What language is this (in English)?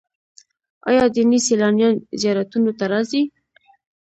Pashto